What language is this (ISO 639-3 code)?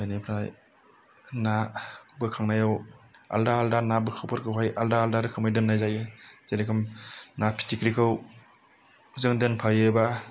brx